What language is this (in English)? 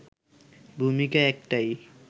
Bangla